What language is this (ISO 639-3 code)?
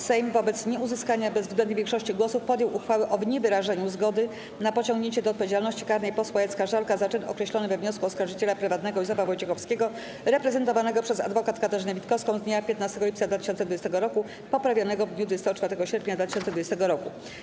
pol